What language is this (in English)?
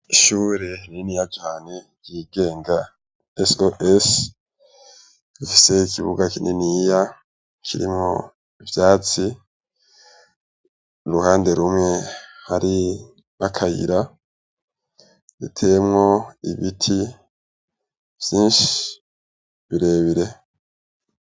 Rundi